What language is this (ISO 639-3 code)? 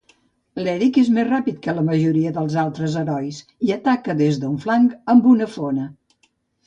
cat